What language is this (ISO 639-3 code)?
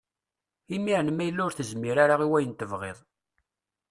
kab